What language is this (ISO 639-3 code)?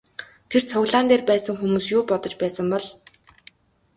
mon